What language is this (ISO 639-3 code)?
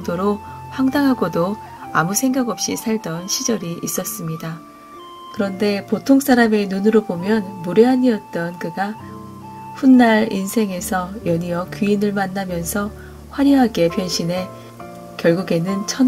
kor